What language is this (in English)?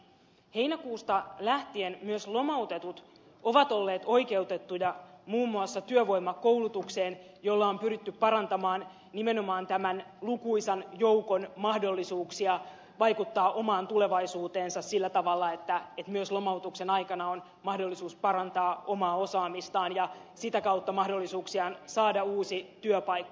Finnish